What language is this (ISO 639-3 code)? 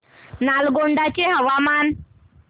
mar